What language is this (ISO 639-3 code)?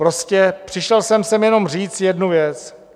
ces